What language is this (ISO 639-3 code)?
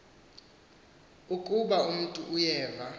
xho